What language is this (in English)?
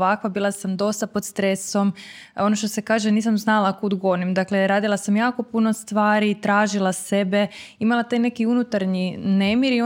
Croatian